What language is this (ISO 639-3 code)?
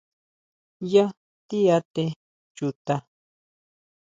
mau